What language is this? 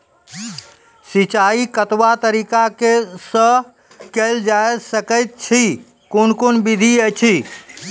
Maithili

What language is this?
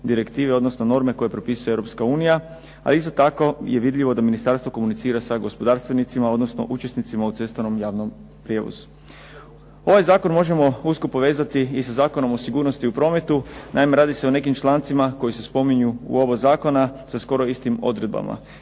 Croatian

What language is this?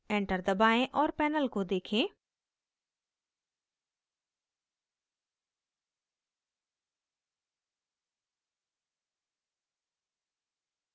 Hindi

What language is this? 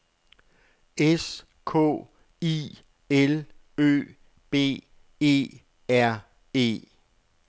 Danish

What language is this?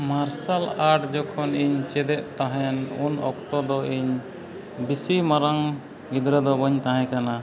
Santali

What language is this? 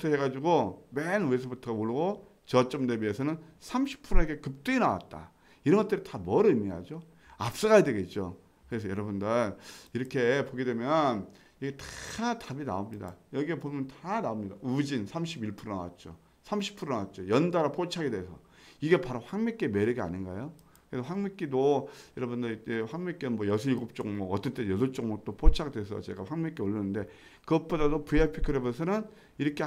Korean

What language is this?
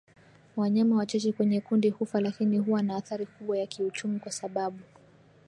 Swahili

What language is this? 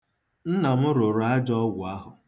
Igbo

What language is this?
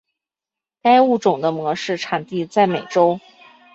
Chinese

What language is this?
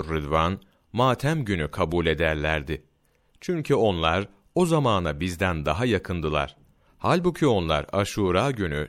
Turkish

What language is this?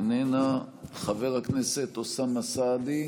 Hebrew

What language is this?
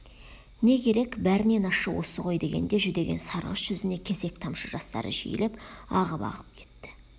Kazakh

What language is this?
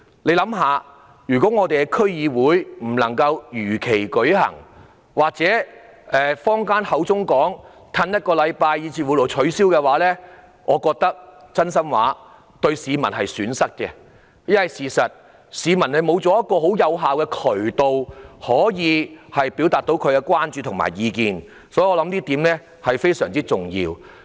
Cantonese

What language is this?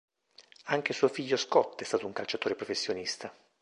Italian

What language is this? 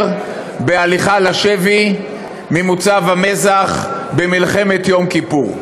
Hebrew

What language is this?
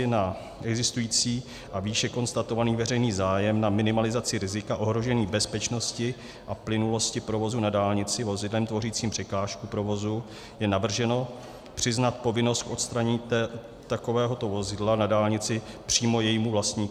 Czech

